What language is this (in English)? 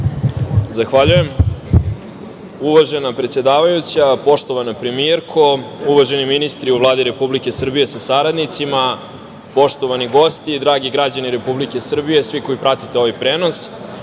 Serbian